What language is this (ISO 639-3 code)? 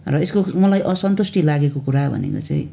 nep